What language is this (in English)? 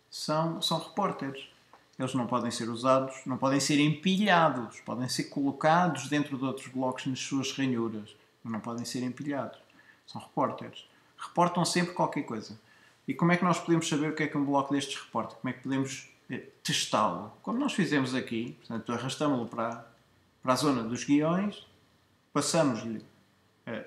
Portuguese